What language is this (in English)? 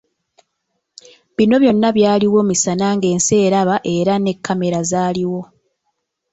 Ganda